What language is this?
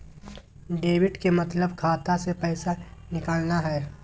Magahi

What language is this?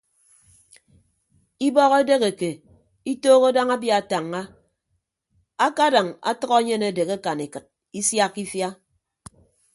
Ibibio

